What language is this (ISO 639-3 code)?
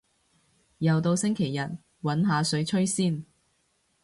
yue